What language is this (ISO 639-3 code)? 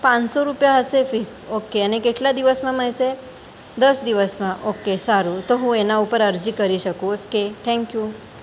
guj